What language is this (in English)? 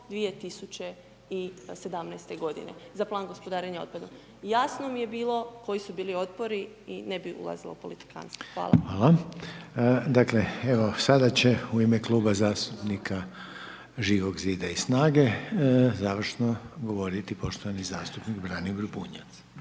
Croatian